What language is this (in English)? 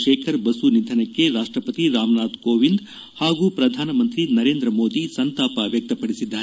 Kannada